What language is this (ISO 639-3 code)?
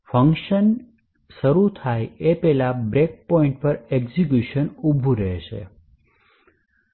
guj